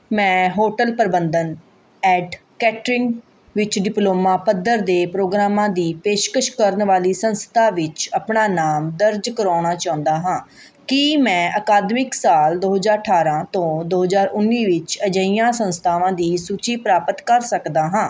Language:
Punjabi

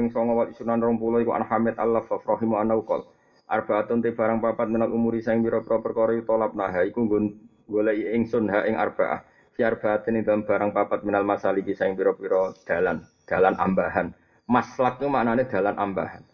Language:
Malay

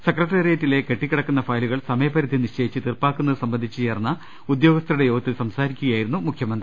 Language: Malayalam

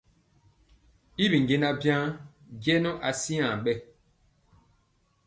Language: Mpiemo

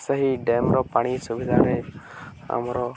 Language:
Odia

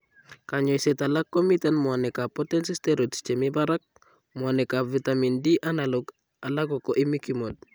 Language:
Kalenjin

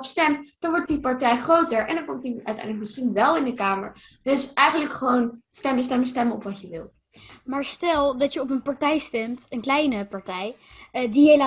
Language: Dutch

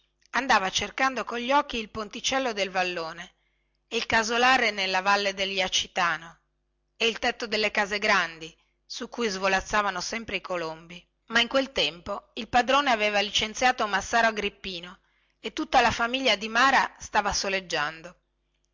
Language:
Italian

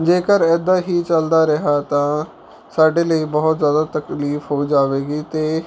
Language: Punjabi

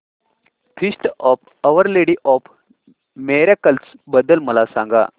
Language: Marathi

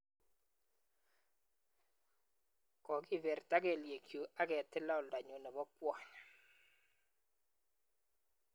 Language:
Kalenjin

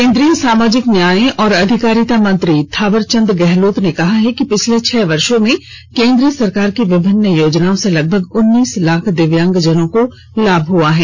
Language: Hindi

